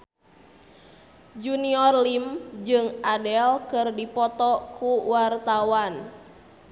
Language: Sundanese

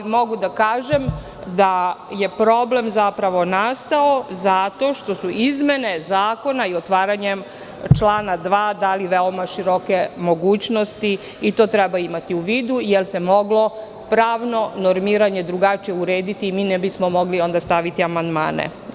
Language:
Serbian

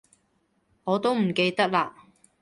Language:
Cantonese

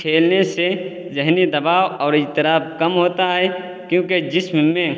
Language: Urdu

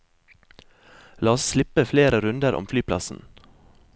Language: Norwegian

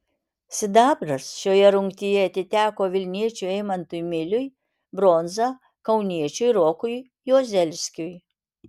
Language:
Lithuanian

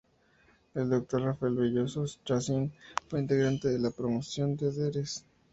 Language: Spanish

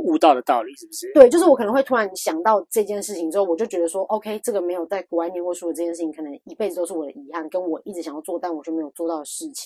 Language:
Chinese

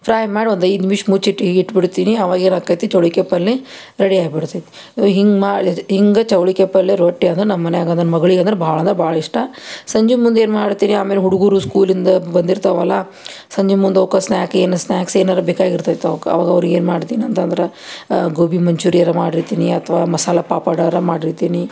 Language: Kannada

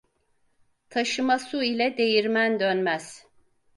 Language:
Turkish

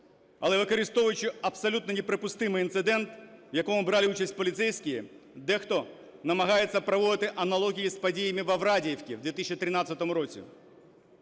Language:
Ukrainian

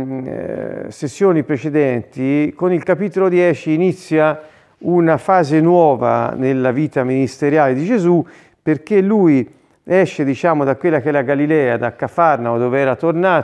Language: Italian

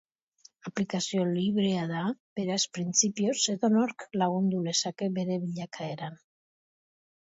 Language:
Basque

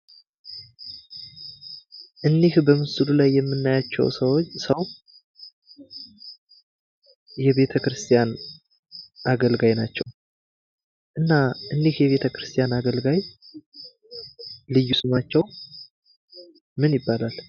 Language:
Amharic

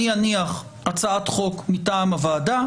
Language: Hebrew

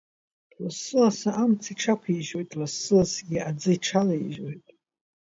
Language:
Abkhazian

